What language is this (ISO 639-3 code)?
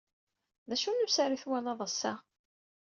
kab